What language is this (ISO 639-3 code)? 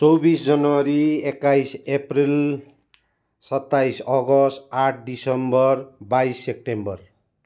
nep